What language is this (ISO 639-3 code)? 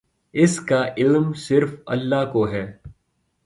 urd